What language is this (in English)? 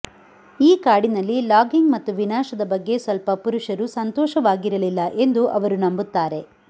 Kannada